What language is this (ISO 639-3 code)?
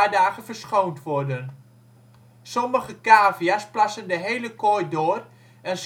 nld